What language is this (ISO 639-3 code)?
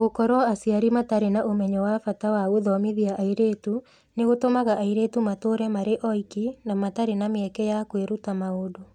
kik